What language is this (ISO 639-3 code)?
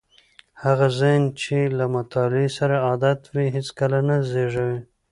pus